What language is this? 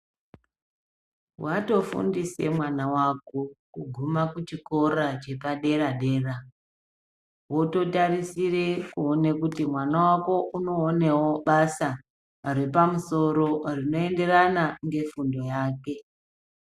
Ndau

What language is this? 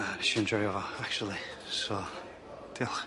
Welsh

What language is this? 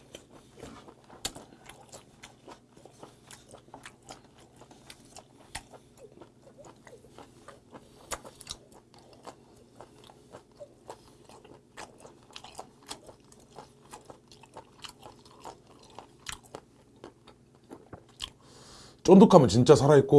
Korean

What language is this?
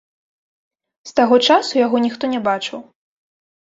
Belarusian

